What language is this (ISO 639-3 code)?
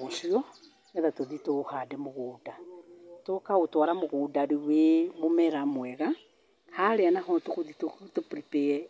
kik